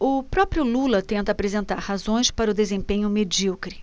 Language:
Portuguese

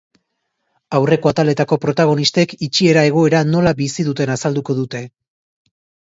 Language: Basque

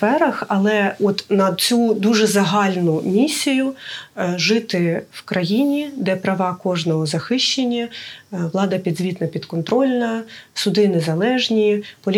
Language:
Ukrainian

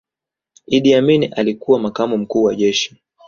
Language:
Swahili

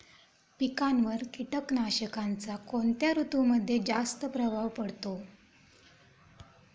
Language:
Marathi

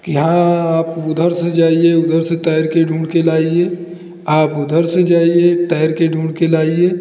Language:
Hindi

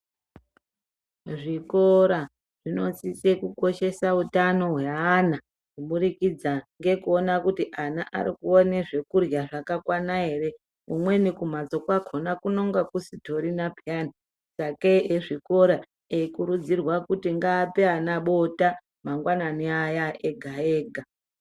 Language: Ndau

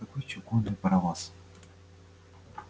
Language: Russian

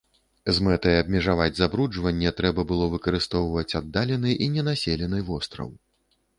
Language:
Belarusian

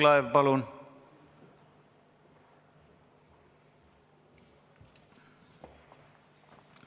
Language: Estonian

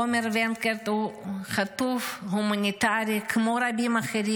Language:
Hebrew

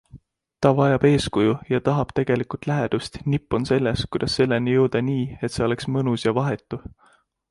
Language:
Estonian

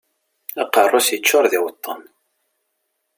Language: Kabyle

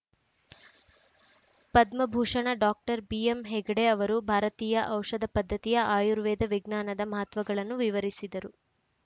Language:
Kannada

